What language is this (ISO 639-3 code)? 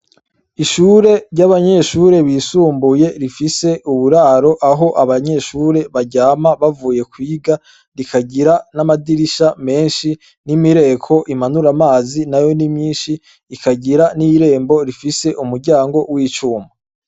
run